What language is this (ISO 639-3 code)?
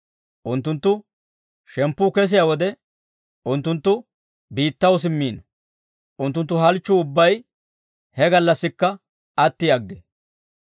dwr